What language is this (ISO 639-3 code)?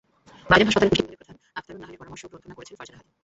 ben